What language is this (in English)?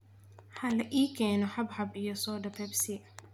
Somali